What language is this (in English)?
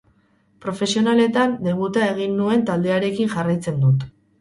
Basque